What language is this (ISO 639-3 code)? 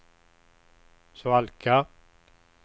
swe